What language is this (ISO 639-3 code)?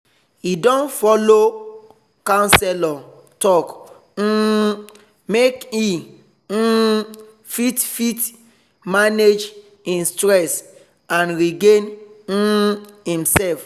pcm